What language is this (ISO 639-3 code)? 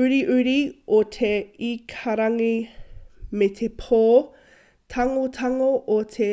mri